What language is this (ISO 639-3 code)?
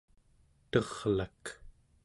esu